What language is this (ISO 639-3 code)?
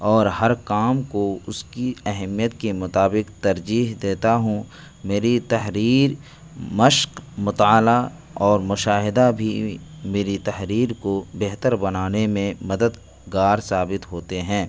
urd